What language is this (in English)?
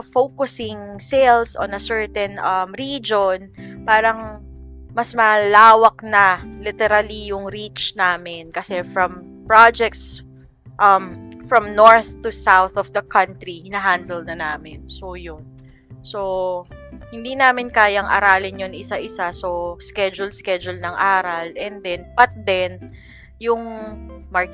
Filipino